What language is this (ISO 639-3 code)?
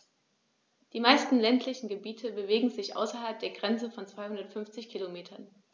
deu